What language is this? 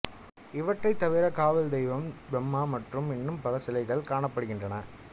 Tamil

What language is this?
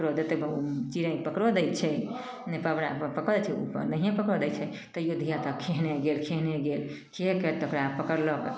Maithili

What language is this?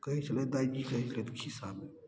Maithili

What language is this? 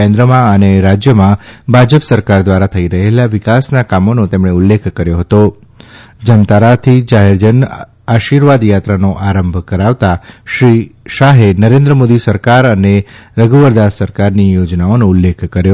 Gujarati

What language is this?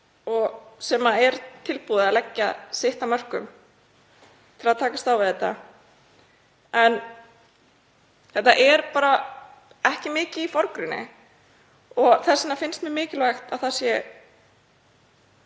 Icelandic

